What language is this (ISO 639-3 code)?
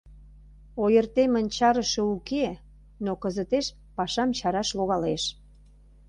chm